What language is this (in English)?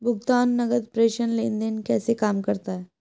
Hindi